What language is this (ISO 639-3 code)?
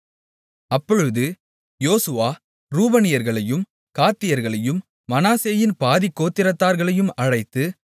tam